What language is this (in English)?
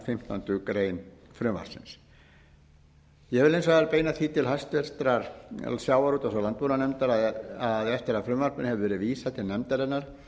Icelandic